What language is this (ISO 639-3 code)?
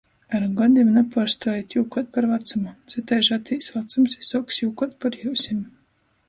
ltg